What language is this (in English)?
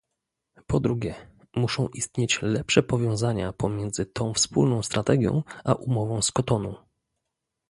Polish